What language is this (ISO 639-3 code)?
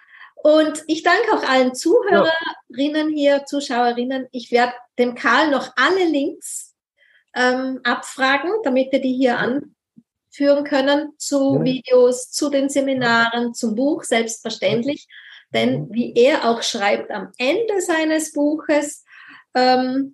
deu